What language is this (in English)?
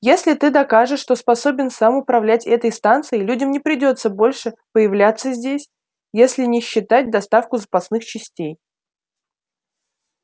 Russian